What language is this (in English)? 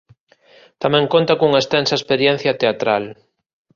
Galician